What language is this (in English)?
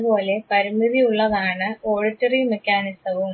Malayalam